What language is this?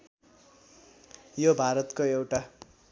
Nepali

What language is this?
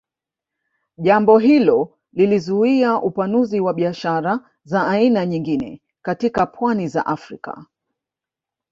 Swahili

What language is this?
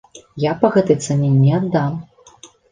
Belarusian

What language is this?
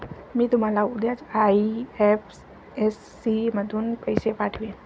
Marathi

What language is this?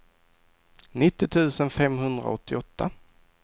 Swedish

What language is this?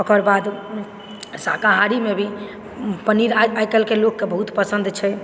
Maithili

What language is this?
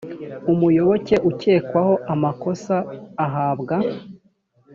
Kinyarwanda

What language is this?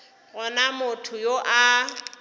Northern Sotho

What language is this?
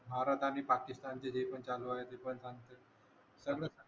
Marathi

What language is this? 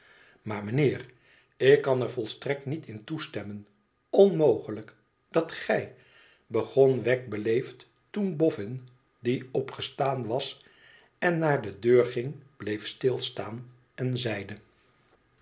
Dutch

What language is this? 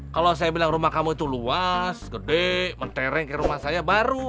Indonesian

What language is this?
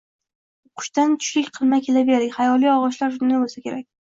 Uzbek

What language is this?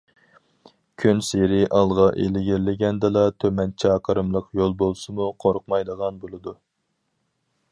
Uyghur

